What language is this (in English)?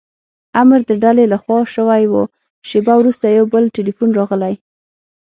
Pashto